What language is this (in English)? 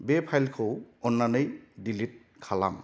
Bodo